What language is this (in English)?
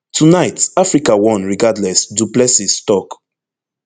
Nigerian Pidgin